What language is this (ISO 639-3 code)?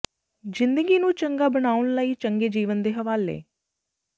pan